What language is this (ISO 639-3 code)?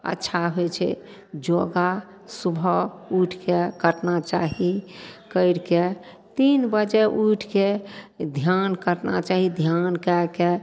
mai